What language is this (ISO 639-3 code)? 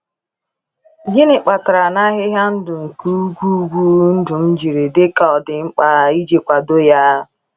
ibo